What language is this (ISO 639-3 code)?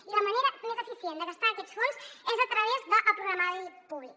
cat